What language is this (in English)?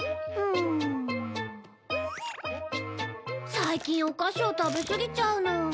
Japanese